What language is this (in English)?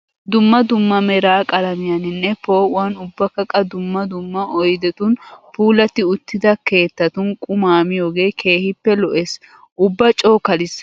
Wolaytta